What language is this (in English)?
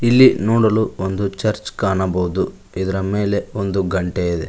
Kannada